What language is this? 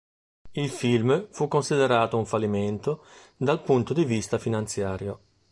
Italian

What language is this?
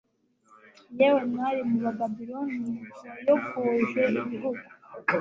Kinyarwanda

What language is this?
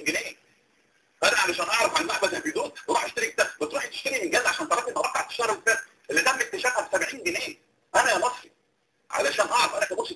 Arabic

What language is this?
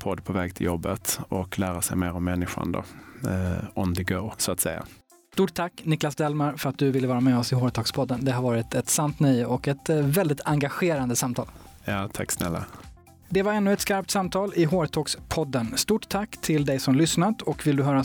Swedish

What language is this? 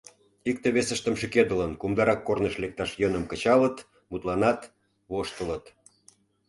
Mari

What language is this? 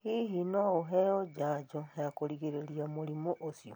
Kikuyu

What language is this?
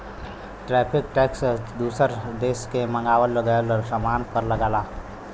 Bhojpuri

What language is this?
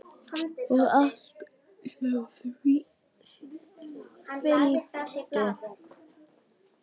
Icelandic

